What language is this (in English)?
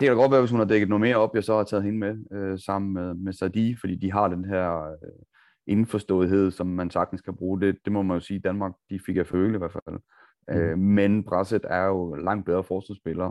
Danish